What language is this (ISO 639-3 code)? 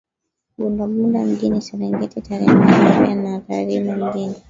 swa